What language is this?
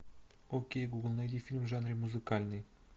Russian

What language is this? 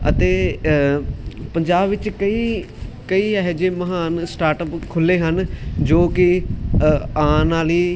Punjabi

